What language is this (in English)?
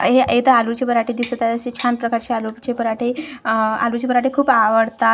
Marathi